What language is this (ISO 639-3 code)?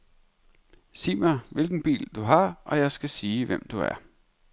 dan